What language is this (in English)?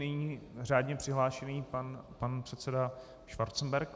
Czech